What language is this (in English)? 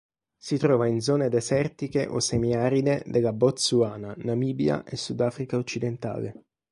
Italian